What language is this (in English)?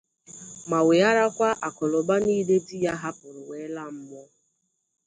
Igbo